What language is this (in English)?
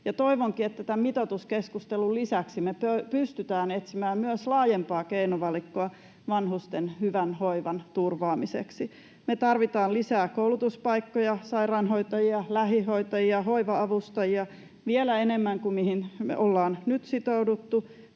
Finnish